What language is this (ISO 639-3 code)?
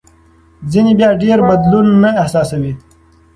pus